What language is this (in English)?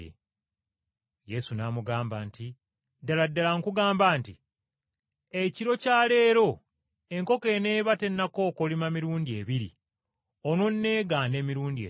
Ganda